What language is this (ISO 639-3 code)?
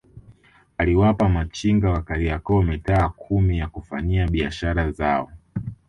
swa